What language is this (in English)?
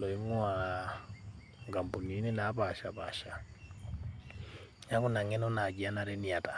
Masai